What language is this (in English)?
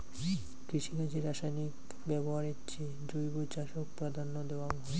Bangla